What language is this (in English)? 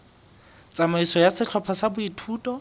Southern Sotho